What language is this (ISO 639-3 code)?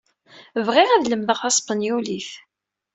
kab